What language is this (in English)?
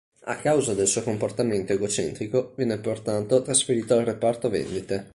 Italian